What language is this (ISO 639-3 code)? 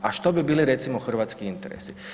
hrv